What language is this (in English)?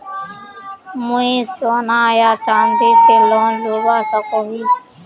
Magahi